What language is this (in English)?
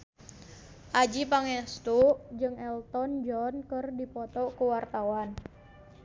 Sundanese